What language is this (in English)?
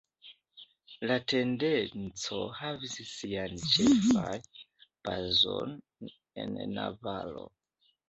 Esperanto